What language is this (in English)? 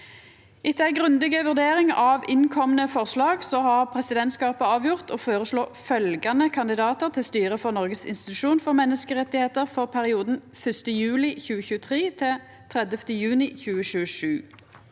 Norwegian